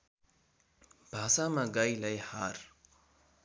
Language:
Nepali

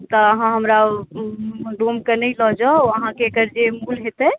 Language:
Maithili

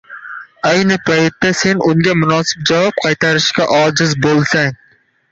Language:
Uzbek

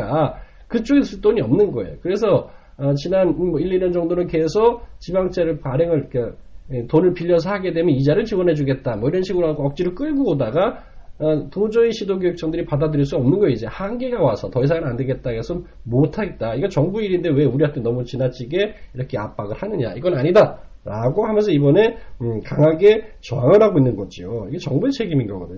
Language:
Korean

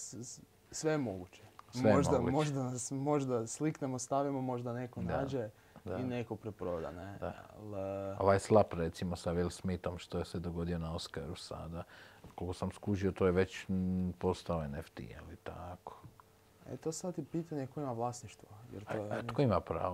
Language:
Croatian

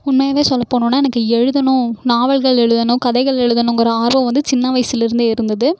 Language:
Tamil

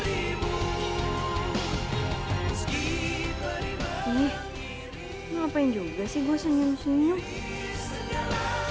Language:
Indonesian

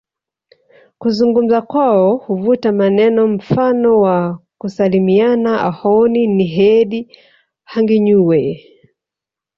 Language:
Swahili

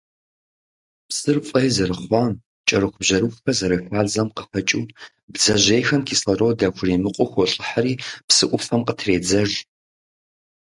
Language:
Kabardian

